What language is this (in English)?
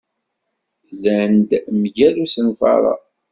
Kabyle